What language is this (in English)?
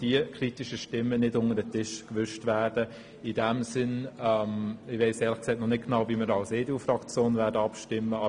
Swiss German